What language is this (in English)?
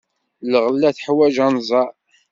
Kabyle